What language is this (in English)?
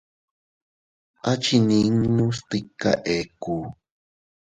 Teutila Cuicatec